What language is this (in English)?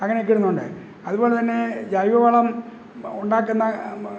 Malayalam